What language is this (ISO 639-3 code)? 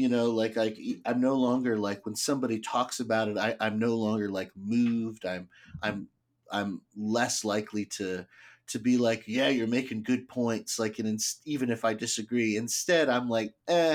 eng